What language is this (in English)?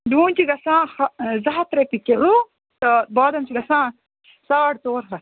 Kashmiri